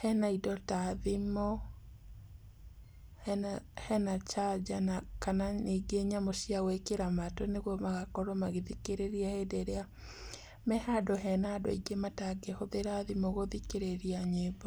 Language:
Kikuyu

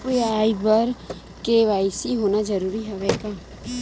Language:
Chhattisgarhi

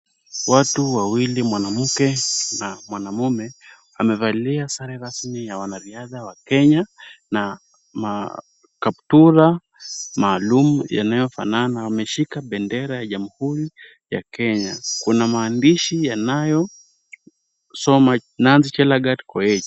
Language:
Swahili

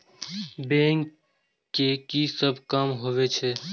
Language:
Maithili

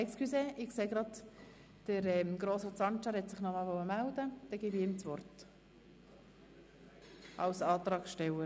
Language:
Swiss German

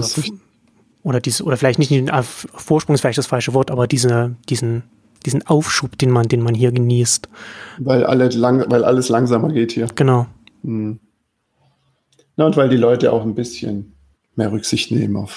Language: German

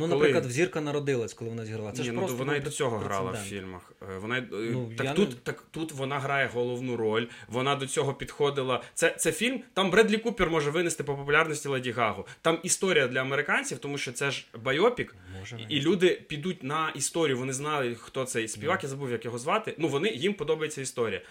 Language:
Ukrainian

